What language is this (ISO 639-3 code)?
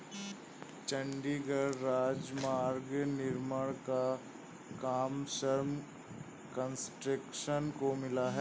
hin